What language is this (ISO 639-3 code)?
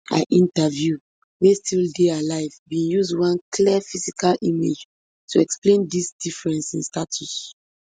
pcm